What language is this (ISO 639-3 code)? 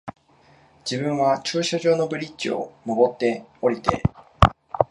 jpn